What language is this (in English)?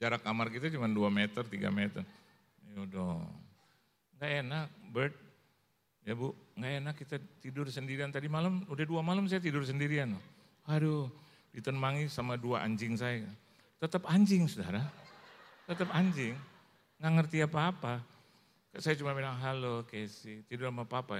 Indonesian